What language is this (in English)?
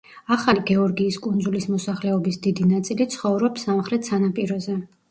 Georgian